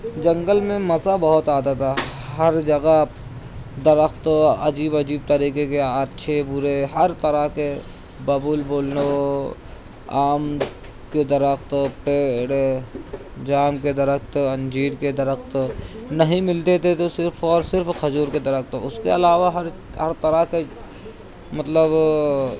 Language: Urdu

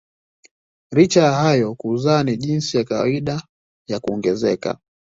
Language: Swahili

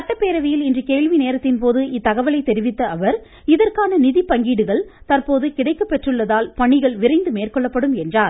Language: Tamil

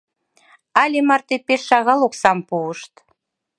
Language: Mari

